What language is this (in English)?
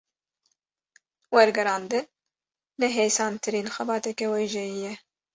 Kurdish